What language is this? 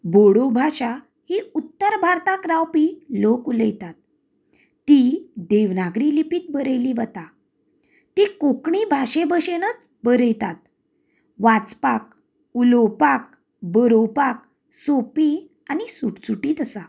Konkani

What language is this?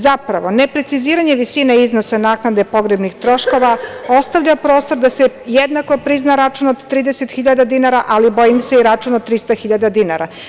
Serbian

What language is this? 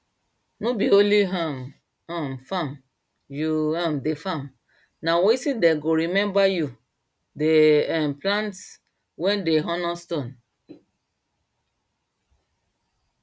Nigerian Pidgin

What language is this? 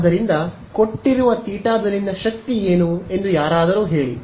Kannada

